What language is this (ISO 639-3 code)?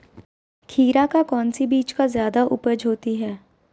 mag